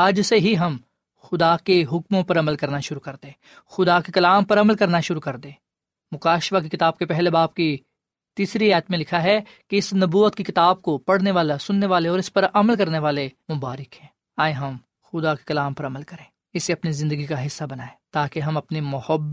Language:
Urdu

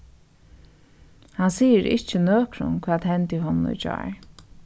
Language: Faroese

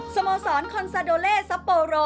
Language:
Thai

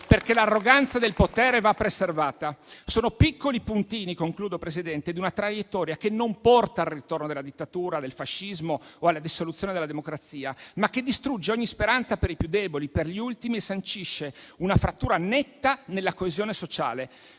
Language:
Italian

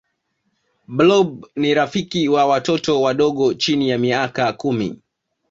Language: Swahili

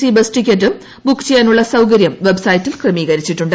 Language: Malayalam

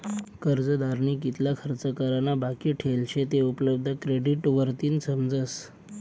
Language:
Marathi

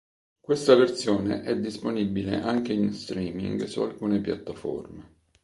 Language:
Italian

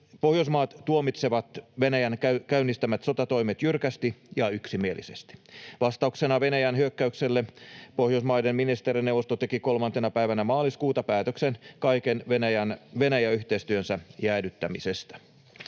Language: Finnish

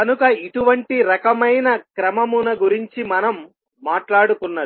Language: Telugu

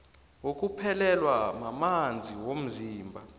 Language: South Ndebele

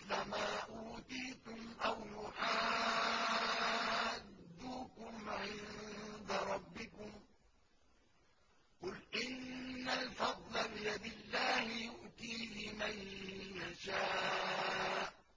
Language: Arabic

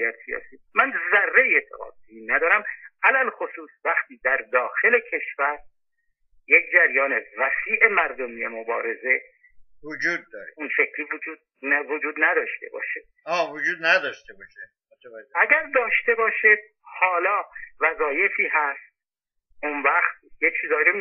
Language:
Persian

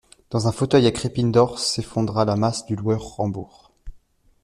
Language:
French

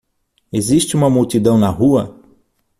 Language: Portuguese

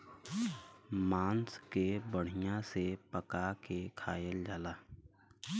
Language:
Bhojpuri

